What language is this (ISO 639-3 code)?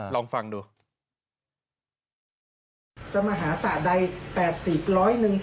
tha